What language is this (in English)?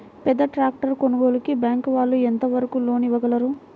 Telugu